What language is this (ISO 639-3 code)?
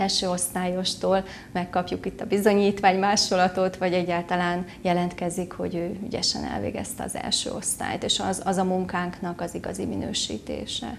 hun